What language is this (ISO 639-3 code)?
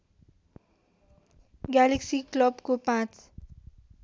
nep